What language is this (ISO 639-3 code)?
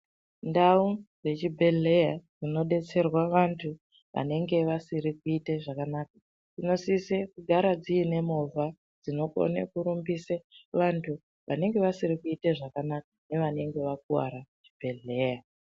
ndc